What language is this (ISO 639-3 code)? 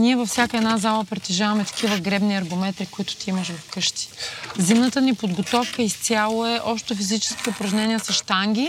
bul